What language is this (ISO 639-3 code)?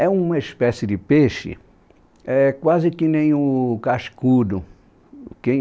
por